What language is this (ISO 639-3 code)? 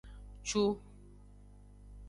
ajg